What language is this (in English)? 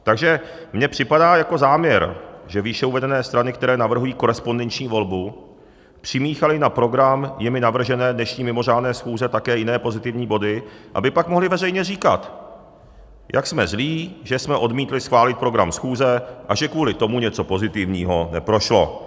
Czech